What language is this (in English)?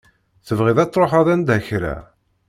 Kabyle